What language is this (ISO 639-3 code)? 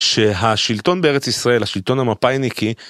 heb